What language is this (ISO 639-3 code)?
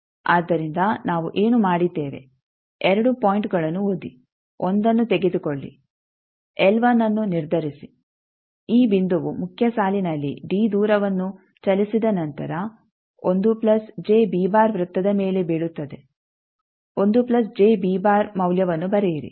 kan